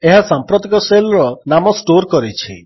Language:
Odia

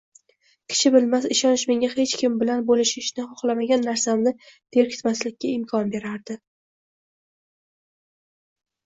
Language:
Uzbek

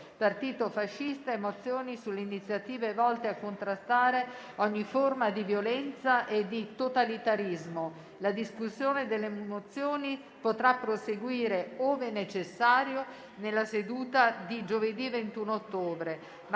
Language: Italian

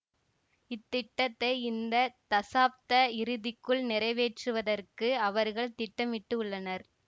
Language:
Tamil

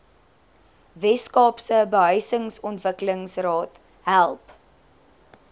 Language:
Afrikaans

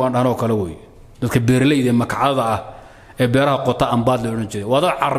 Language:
Arabic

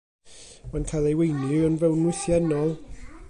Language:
Welsh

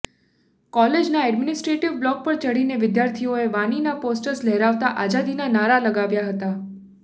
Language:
Gujarati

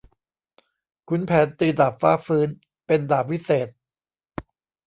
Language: Thai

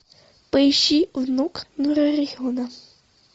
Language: Russian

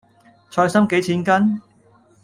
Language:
Cantonese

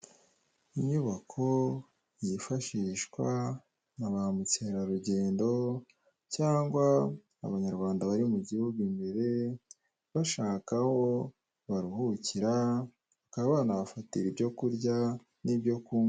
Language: Kinyarwanda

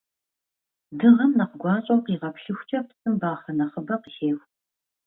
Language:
Kabardian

